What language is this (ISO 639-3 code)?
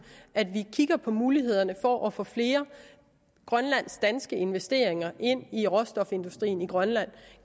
dan